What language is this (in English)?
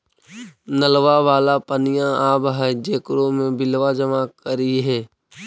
Magahi